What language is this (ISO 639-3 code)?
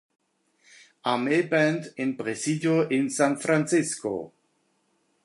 deu